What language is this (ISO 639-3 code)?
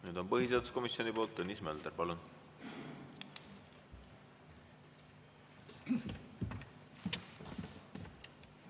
est